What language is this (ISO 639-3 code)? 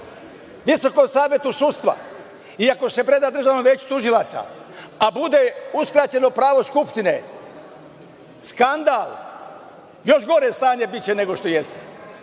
srp